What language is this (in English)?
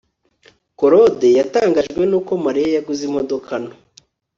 Kinyarwanda